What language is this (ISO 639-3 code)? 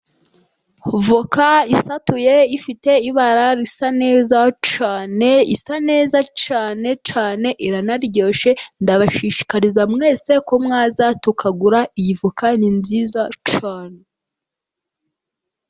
kin